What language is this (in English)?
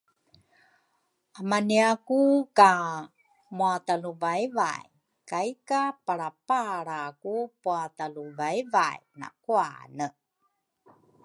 Rukai